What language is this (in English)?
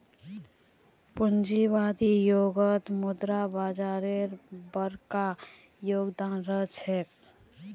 Magahi